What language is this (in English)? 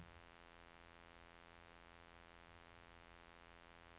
Norwegian